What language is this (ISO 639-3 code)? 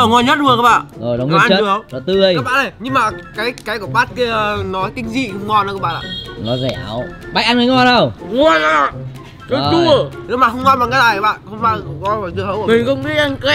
vie